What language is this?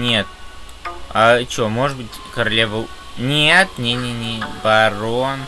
Russian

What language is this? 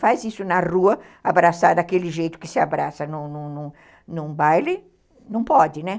Portuguese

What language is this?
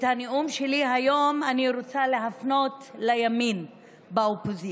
Hebrew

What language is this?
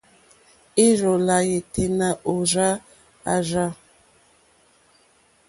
Mokpwe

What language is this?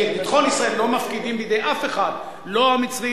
Hebrew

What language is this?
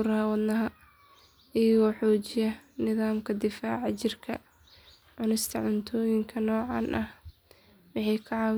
Somali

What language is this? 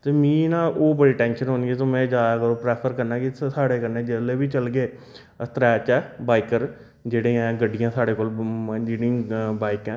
Dogri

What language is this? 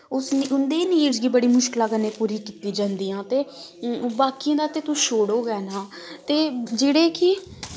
Dogri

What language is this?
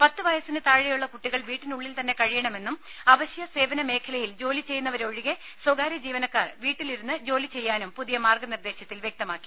Malayalam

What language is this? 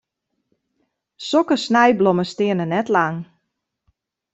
Western Frisian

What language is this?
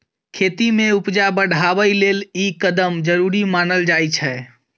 Maithili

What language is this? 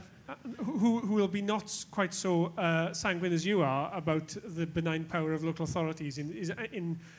English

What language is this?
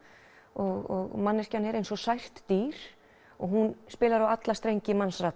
Icelandic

